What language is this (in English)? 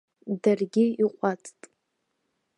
Abkhazian